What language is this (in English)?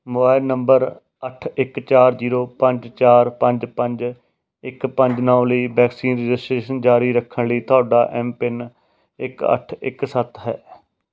Punjabi